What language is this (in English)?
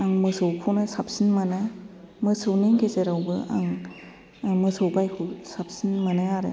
Bodo